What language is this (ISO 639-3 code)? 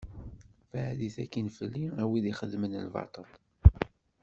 kab